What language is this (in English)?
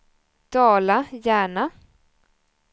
Swedish